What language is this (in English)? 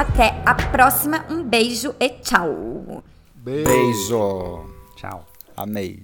Portuguese